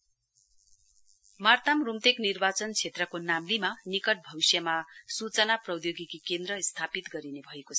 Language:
Nepali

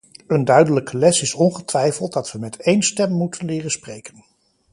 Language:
Dutch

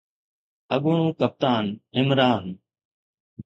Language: Sindhi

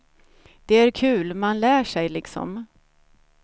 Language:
Swedish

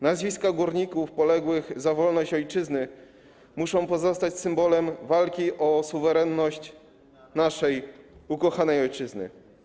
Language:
Polish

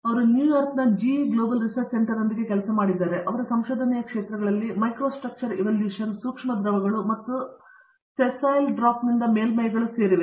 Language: Kannada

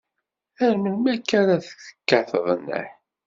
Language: Kabyle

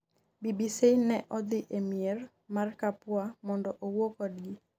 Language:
Luo (Kenya and Tanzania)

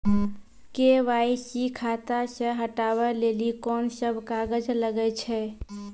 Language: Maithili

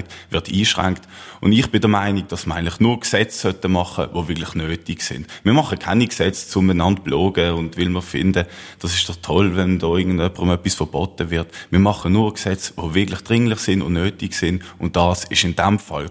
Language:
German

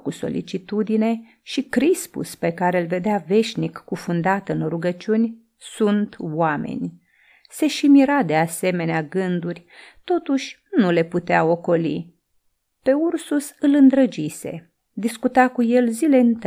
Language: Romanian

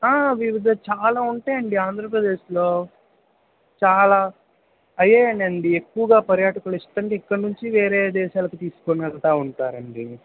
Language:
Telugu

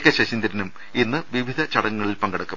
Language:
Malayalam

